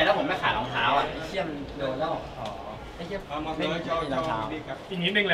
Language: Thai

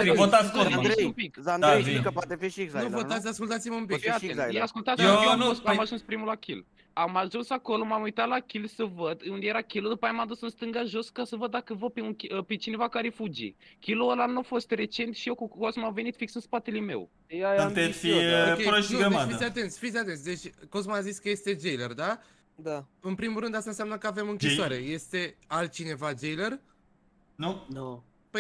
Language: Romanian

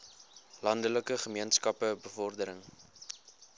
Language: Afrikaans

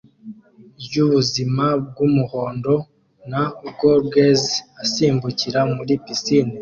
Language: Kinyarwanda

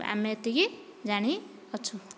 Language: Odia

